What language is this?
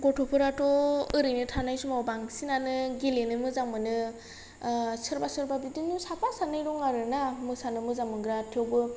Bodo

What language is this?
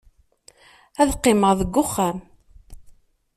Kabyle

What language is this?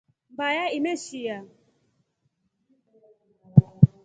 Rombo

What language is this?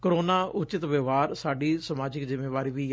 Punjabi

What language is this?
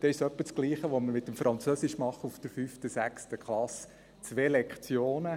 Swiss German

